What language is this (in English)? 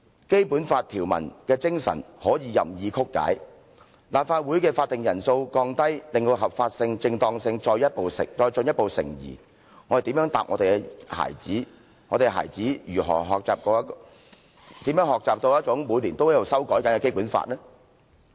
Cantonese